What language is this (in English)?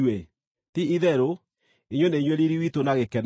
Kikuyu